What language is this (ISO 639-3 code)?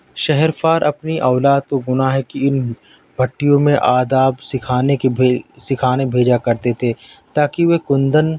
urd